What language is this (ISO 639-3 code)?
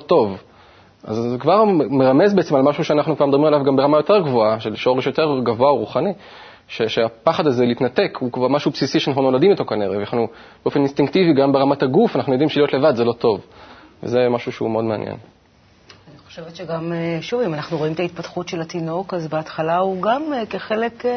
heb